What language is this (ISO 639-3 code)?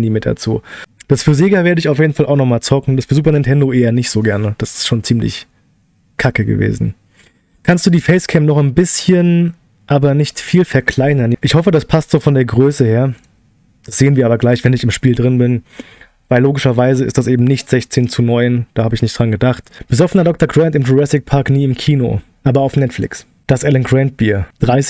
deu